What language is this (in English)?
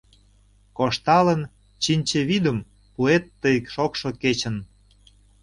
Mari